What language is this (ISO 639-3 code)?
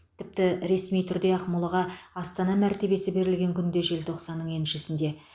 kaz